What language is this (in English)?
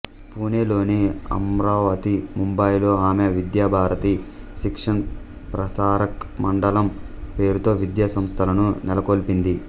Telugu